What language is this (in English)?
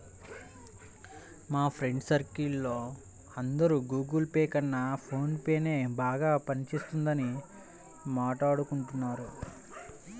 Telugu